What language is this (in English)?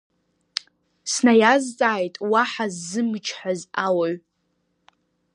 Abkhazian